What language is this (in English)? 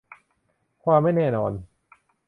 Thai